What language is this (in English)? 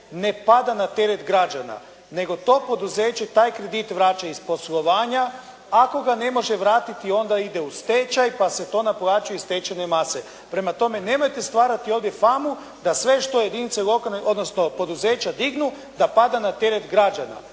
Croatian